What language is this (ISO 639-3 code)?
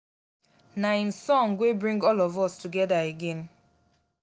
pcm